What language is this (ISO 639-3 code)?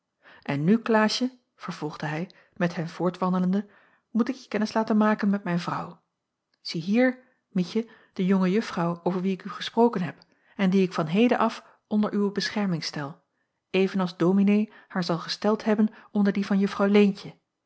nld